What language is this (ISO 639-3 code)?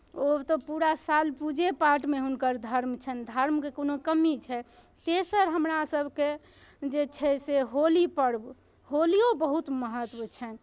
mai